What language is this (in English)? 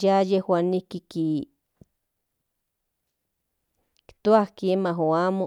Central Nahuatl